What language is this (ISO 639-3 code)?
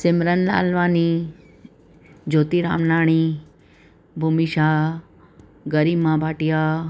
snd